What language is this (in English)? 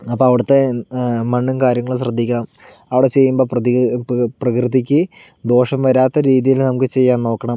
Malayalam